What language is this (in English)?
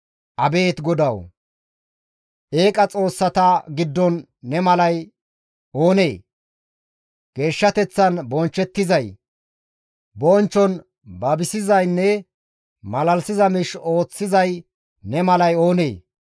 Gamo